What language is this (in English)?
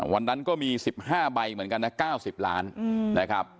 Thai